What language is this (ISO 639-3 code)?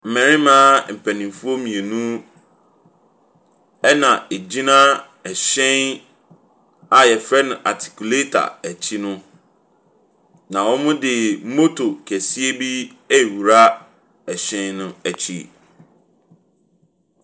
aka